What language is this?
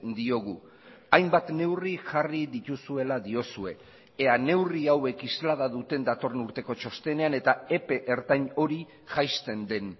Basque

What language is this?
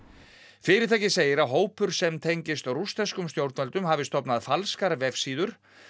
Icelandic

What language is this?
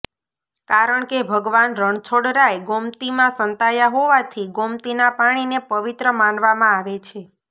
Gujarati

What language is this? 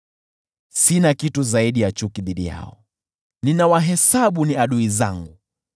Swahili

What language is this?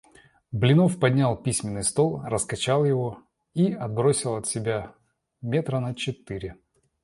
Russian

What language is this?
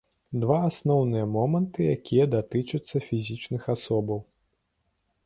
Belarusian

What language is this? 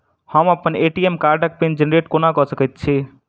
Maithili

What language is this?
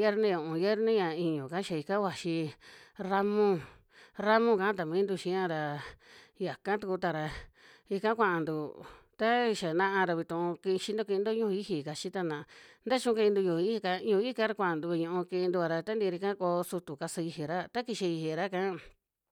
Western Juxtlahuaca Mixtec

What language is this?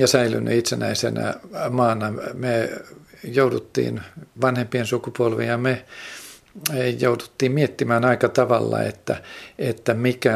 Finnish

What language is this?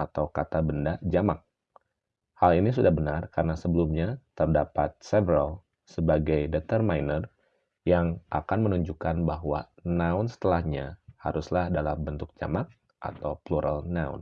Indonesian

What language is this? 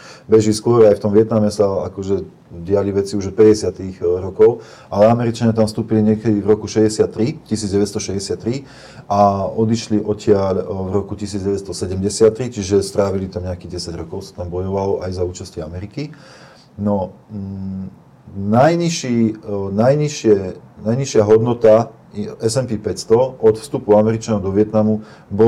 Slovak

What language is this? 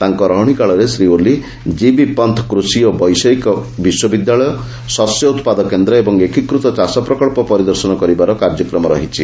Odia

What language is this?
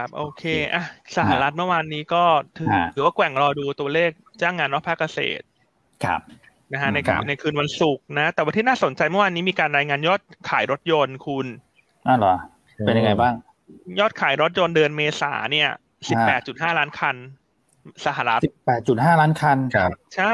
Thai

